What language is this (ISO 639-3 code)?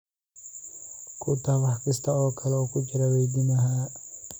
som